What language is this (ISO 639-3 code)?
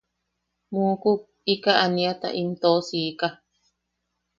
yaq